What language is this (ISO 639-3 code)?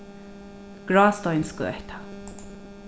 fao